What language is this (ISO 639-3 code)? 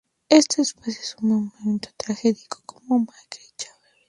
spa